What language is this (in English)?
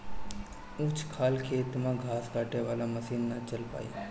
Bhojpuri